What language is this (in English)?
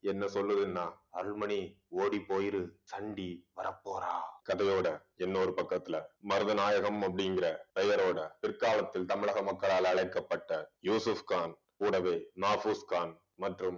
Tamil